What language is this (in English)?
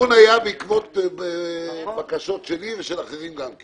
Hebrew